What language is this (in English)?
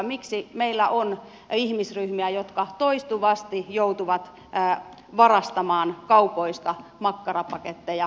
Finnish